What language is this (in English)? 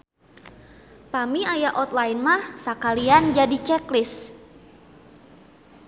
Sundanese